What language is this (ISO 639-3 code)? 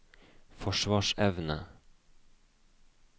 nor